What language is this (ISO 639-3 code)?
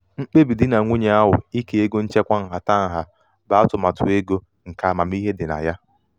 ibo